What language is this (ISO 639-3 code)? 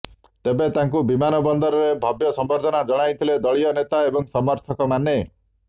ori